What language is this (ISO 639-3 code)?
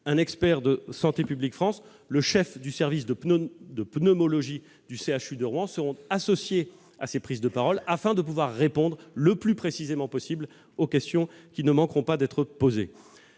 fra